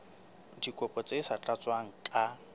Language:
Southern Sotho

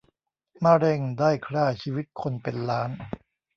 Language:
Thai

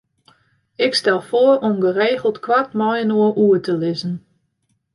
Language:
Western Frisian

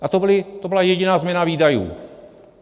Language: Czech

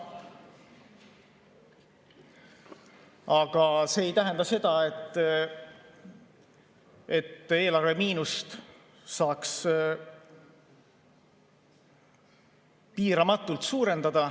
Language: Estonian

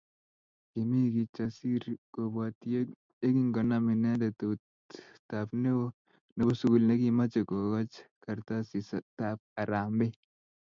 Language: Kalenjin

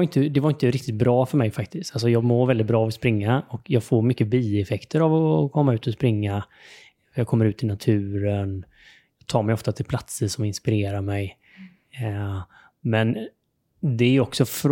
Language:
Swedish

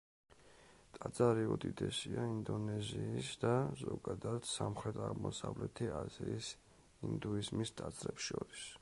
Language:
Georgian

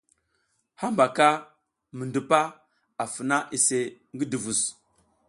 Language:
South Giziga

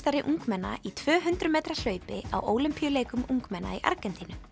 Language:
Icelandic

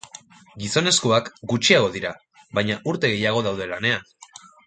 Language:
Basque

